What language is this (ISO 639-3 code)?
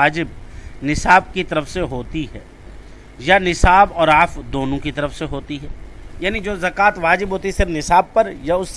urd